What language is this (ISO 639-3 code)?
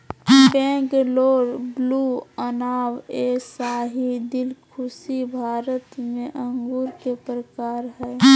mag